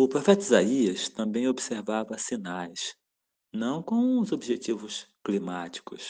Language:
Portuguese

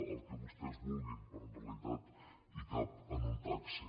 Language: Catalan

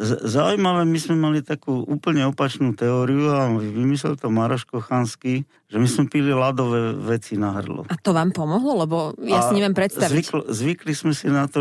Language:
Slovak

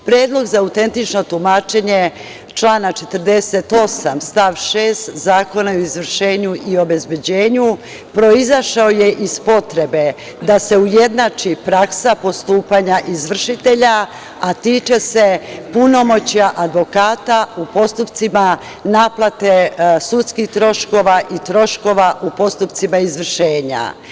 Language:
Serbian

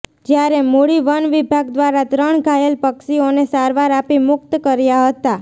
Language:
Gujarati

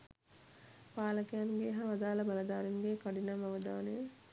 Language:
Sinhala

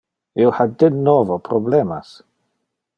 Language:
Interlingua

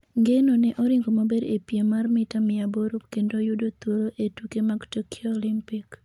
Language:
Luo (Kenya and Tanzania)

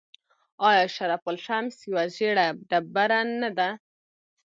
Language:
Pashto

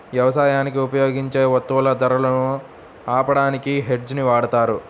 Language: Telugu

